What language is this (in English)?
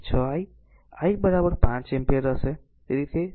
Gujarati